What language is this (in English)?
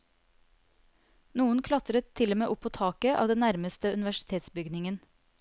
Norwegian